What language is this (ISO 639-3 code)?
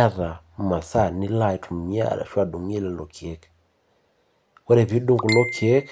mas